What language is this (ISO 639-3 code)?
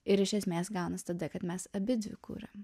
lit